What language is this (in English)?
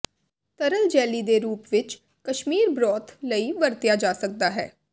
Punjabi